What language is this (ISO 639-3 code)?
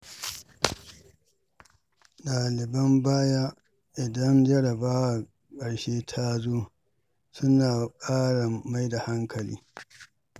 hau